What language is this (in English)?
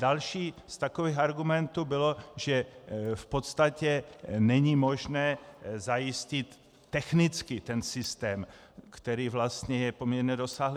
Czech